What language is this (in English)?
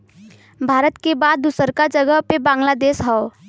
Bhojpuri